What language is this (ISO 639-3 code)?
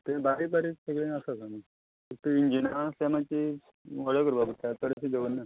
kok